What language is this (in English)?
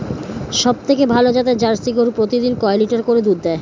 Bangla